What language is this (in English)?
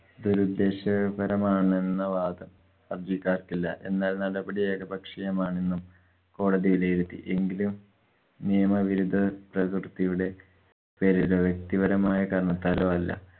Malayalam